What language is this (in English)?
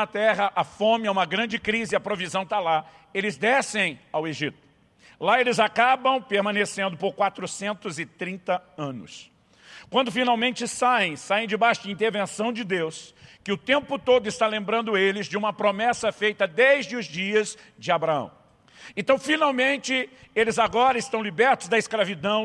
Portuguese